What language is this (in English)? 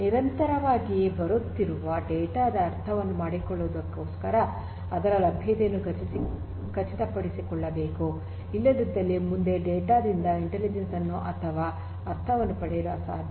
Kannada